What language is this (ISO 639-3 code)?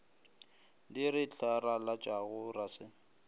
nso